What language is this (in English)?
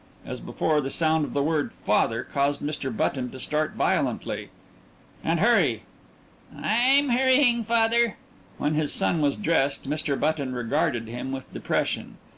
English